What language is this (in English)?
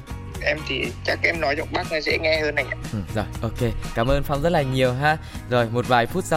Vietnamese